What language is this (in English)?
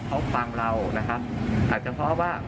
Thai